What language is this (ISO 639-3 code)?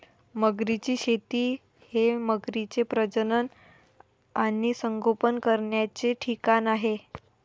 mar